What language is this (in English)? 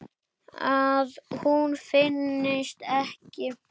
Icelandic